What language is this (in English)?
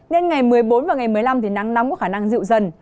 Vietnamese